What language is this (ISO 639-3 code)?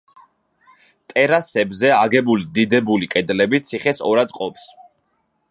kat